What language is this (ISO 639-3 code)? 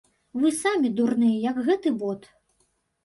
bel